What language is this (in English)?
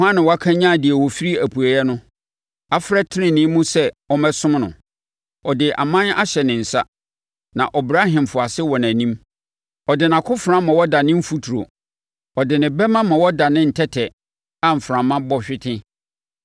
Akan